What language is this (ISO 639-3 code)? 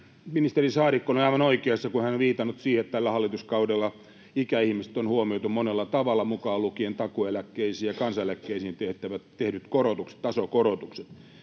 fin